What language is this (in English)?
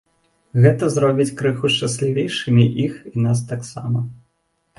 Belarusian